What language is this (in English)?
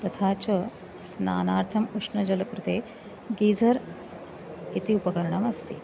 Sanskrit